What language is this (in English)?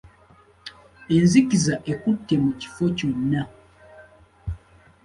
Ganda